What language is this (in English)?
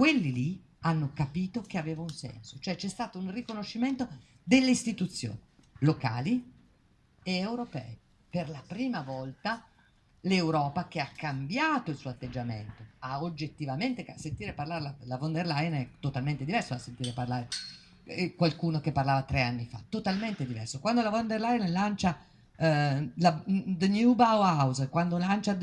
Italian